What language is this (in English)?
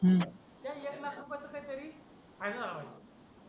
Marathi